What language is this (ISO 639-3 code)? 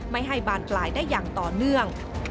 tha